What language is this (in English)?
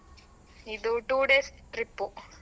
Kannada